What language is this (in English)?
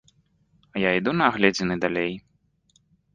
Belarusian